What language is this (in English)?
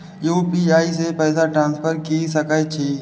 Maithili